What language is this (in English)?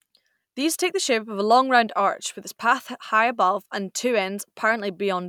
English